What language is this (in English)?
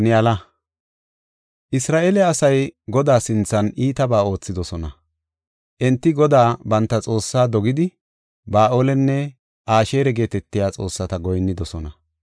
Gofa